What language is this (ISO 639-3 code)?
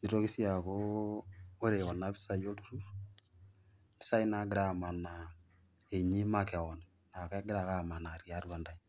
mas